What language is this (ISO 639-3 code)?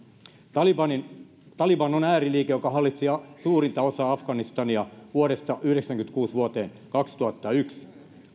fin